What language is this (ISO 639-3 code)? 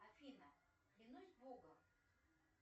rus